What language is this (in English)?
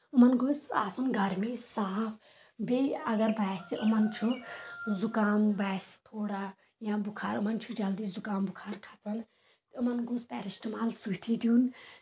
Kashmiri